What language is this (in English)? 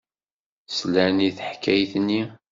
Kabyle